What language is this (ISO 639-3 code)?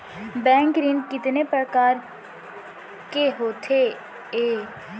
hne